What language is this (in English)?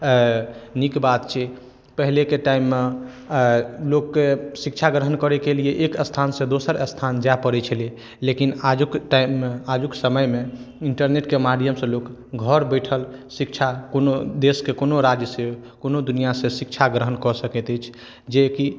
Maithili